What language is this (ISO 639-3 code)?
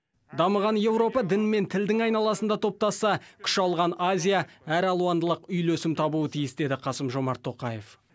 kaz